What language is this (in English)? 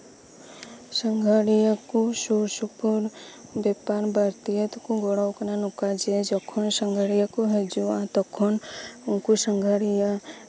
Santali